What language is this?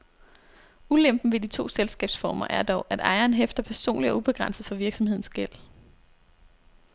Danish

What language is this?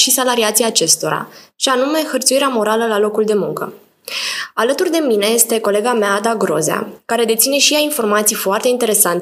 Romanian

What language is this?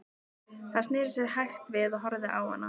Icelandic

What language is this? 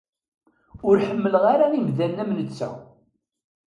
Kabyle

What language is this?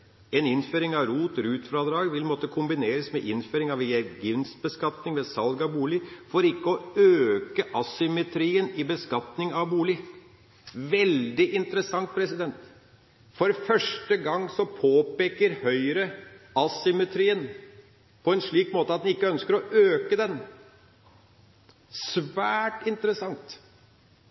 Norwegian Bokmål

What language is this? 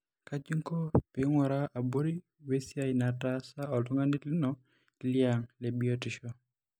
Masai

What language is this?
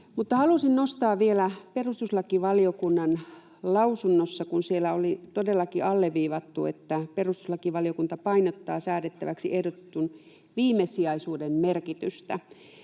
Finnish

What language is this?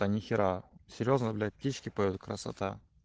Russian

